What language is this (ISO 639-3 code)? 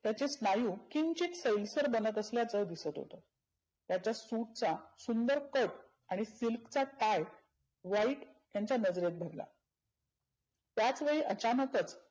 mar